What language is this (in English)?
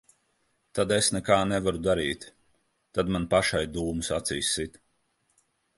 Latvian